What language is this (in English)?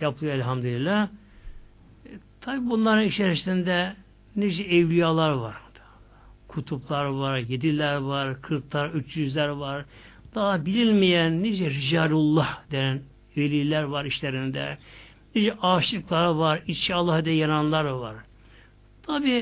Turkish